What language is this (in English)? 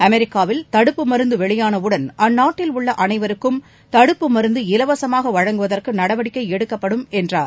Tamil